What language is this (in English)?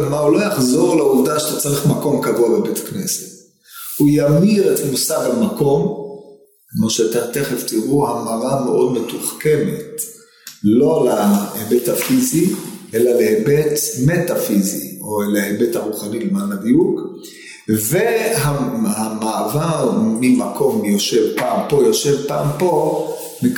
Hebrew